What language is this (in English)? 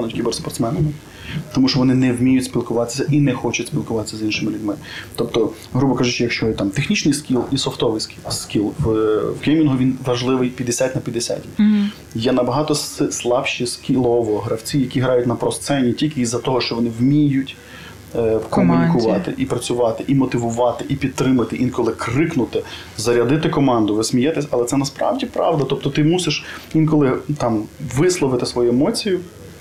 Ukrainian